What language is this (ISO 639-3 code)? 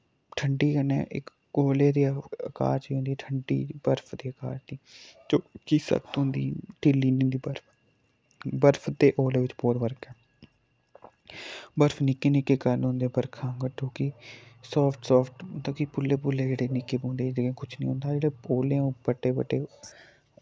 doi